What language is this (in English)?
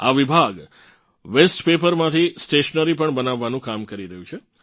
Gujarati